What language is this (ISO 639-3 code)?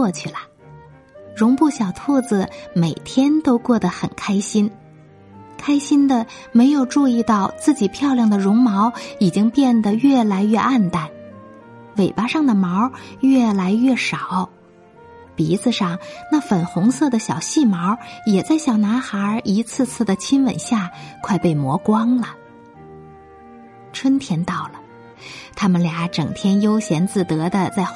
zho